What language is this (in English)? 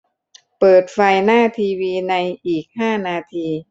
Thai